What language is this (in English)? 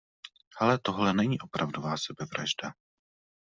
Czech